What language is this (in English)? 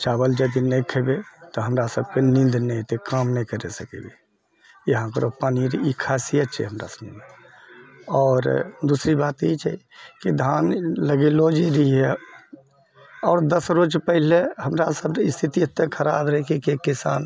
Maithili